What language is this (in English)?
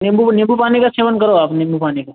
Hindi